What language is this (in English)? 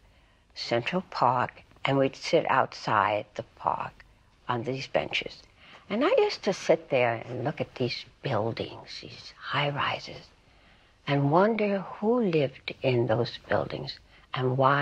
English